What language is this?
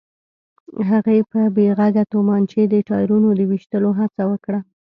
Pashto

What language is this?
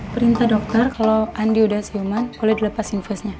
Indonesian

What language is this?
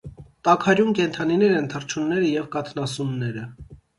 Armenian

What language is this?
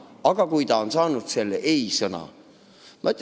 Estonian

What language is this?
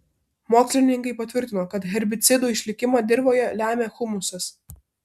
Lithuanian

